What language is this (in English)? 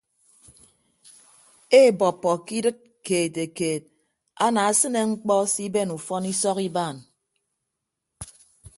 Ibibio